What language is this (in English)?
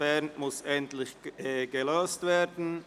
Swiss German